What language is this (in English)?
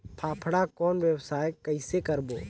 Chhattisgarhi